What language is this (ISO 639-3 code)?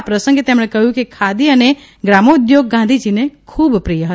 guj